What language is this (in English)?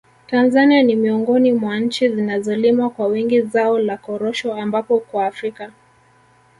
Swahili